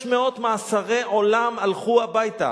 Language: Hebrew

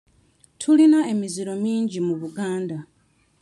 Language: Ganda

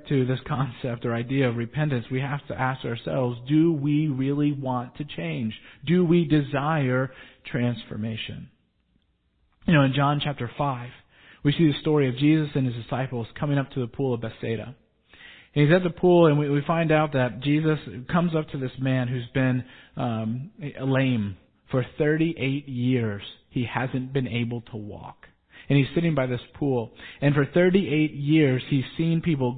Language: English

